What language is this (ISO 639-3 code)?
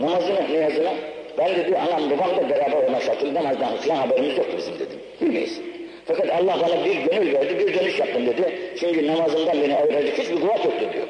tur